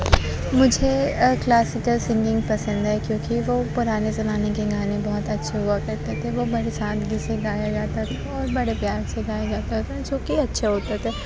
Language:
Urdu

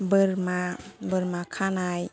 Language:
Bodo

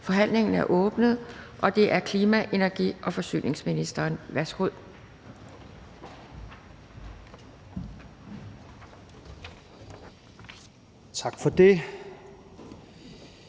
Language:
Danish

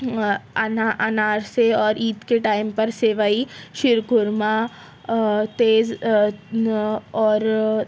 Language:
Urdu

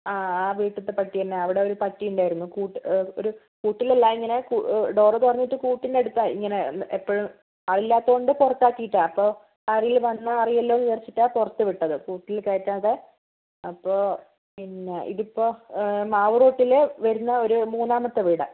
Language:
Malayalam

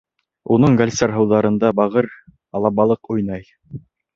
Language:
Bashkir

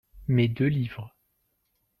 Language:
French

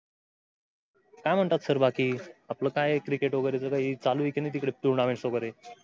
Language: Marathi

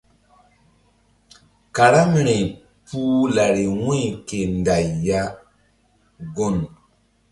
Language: Mbum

